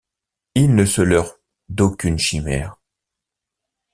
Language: French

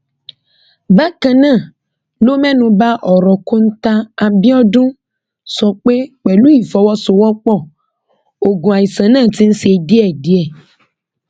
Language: Yoruba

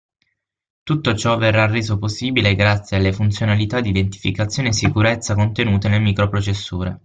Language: Italian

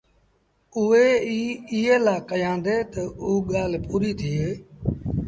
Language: Sindhi Bhil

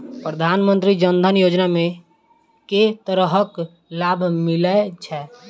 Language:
Maithili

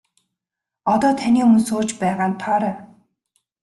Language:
Mongolian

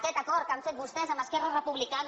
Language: Catalan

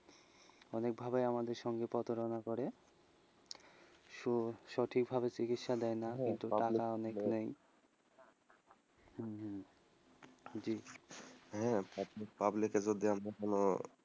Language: Bangla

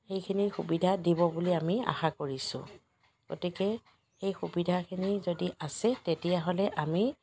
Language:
Assamese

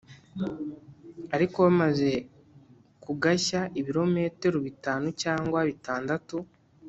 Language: Kinyarwanda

